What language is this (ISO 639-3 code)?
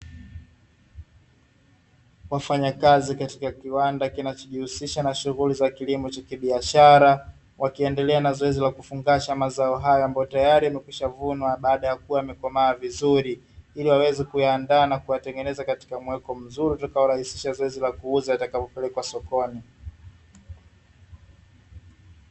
swa